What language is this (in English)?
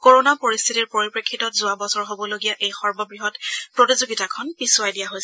Assamese